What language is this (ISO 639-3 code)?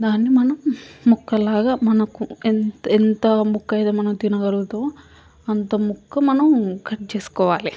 tel